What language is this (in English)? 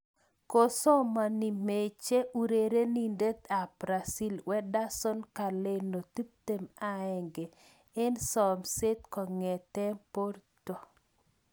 Kalenjin